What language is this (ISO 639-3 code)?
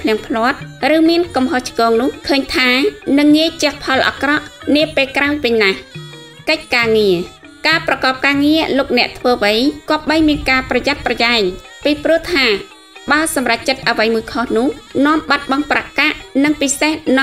tha